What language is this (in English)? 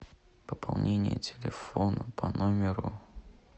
Russian